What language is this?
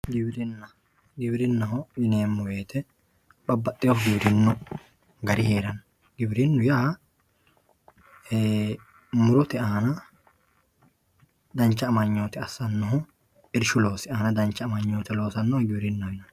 Sidamo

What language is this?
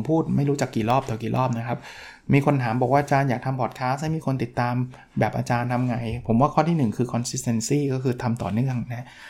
Thai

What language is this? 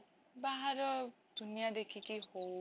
Odia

